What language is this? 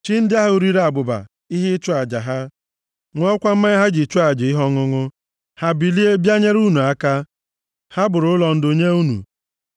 Igbo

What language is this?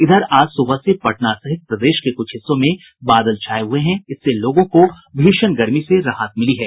Hindi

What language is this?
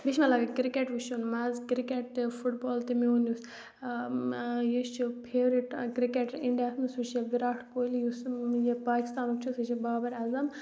Kashmiri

